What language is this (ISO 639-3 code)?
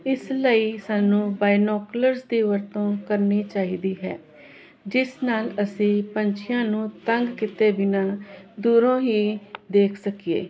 pan